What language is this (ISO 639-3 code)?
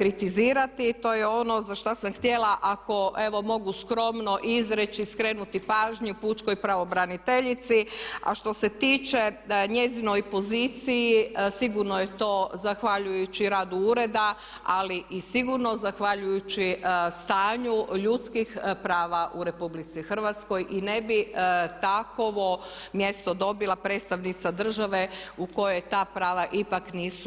hrv